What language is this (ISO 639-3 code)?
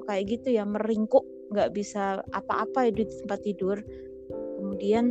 ind